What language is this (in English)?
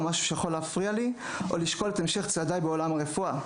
Hebrew